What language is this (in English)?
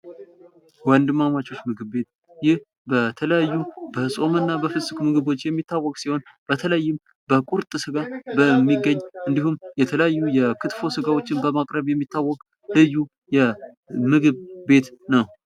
Amharic